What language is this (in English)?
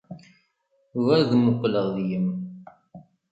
Kabyle